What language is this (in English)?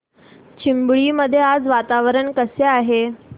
Marathi